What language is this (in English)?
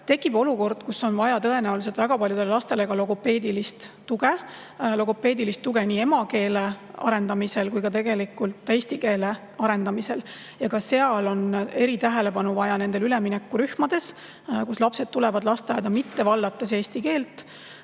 Estonian